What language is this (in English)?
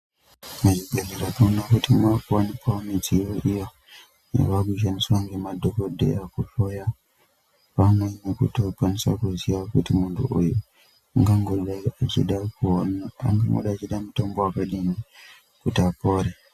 Ndau